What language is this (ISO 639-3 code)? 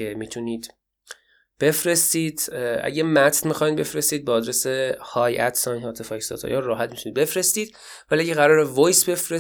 fas